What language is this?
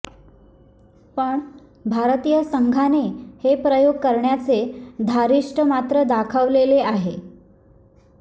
Marathi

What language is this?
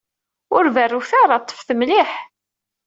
Kabyle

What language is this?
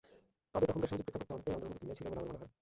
Bangla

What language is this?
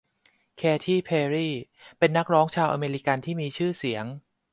Thai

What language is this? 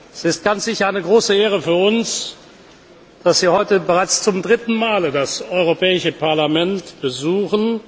German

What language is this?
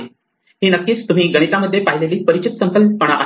Marathi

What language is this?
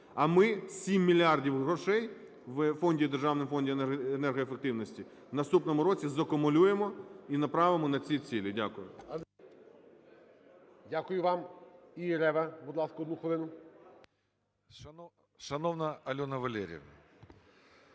Ukrainian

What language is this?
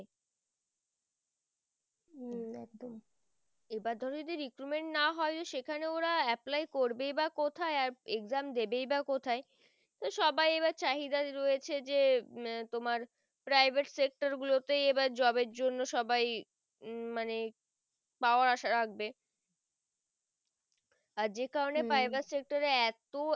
Bangla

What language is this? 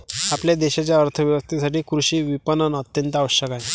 Marathi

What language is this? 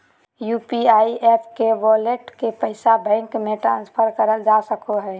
Magahi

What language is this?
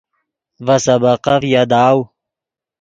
Yidgha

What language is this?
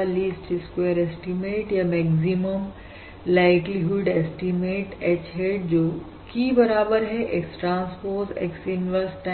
Hindi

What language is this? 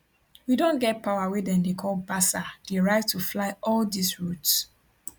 Nigerian Pidgin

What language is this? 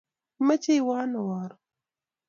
Kalenjin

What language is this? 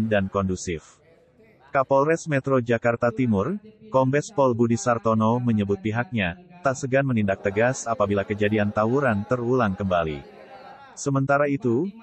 Indonesian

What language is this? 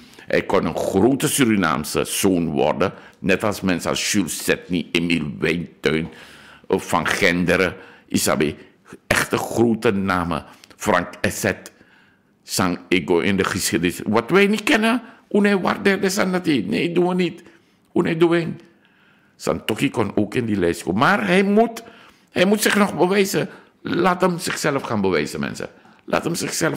Dutch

